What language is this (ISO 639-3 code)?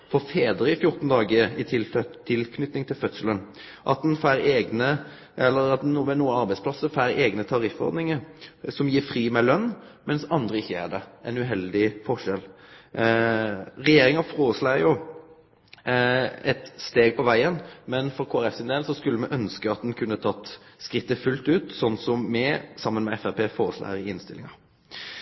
nno